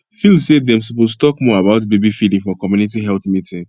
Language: Nigerian Pidgin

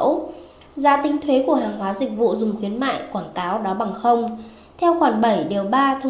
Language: Vietnamese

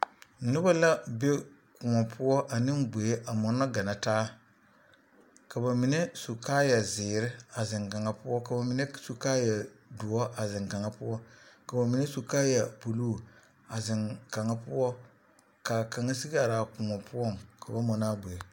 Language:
Southern Dagaare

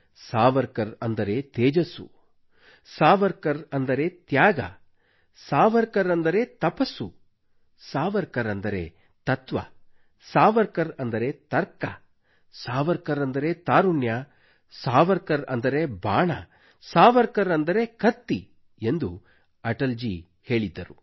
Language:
Kannada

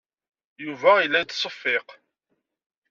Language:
Kabyle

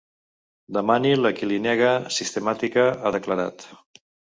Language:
Catalan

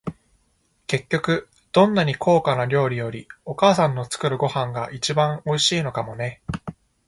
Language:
Japanese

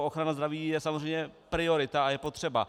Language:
Czech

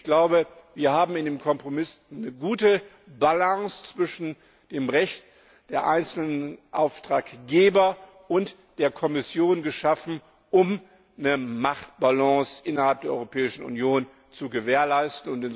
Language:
German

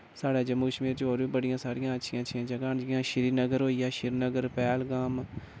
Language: Dogri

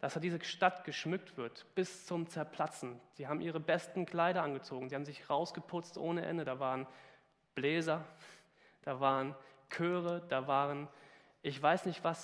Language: German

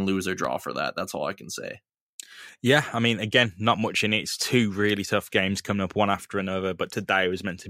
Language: English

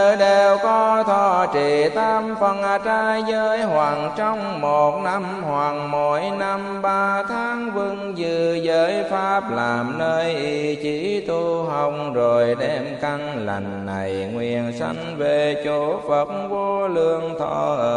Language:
Vietnamese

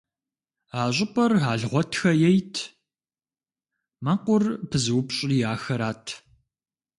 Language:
Kabardian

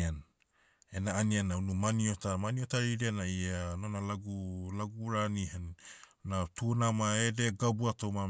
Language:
Motu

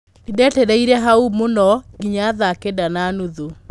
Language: Kikuyu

